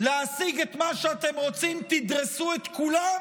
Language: Hebrew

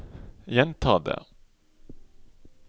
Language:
Norwegian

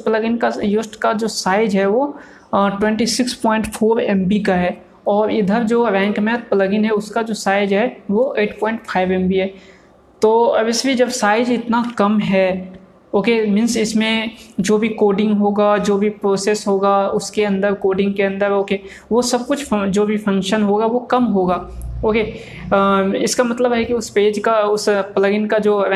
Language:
Hindi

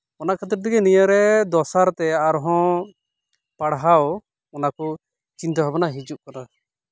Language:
Santali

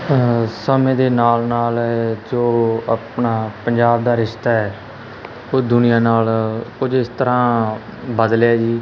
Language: Punjabi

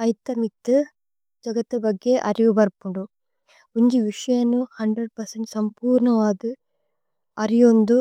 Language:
Tulu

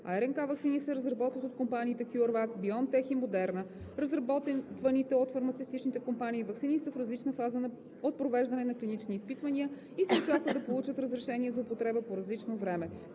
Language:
Bulgarian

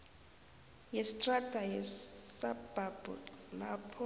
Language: South Ndebele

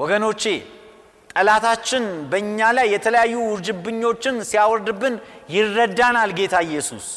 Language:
Amharic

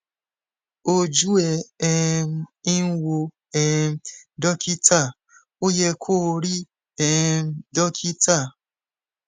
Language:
Yoruba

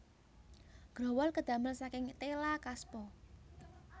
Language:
Javanese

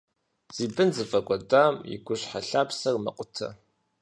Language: Kabardian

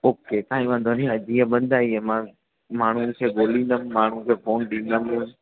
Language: Sindhi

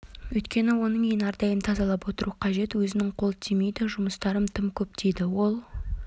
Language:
Kazakh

